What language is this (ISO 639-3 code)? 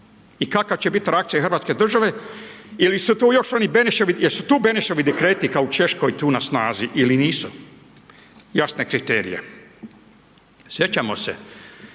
hrv